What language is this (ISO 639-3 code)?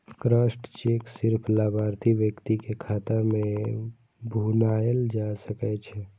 mai